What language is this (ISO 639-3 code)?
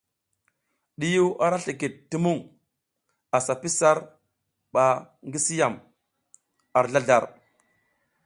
giz